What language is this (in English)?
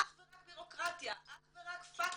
Hebrew